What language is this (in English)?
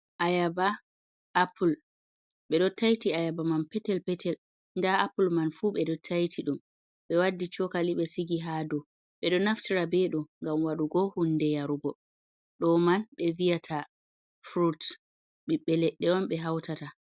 Fula